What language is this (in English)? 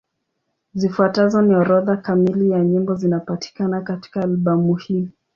Swahili